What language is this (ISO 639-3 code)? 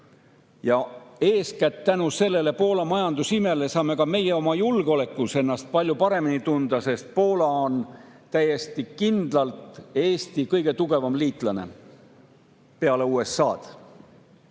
est